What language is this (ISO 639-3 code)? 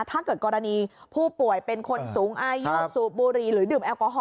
tha